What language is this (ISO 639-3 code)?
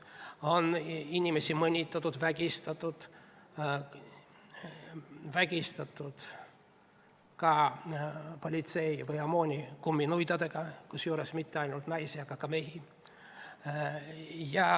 est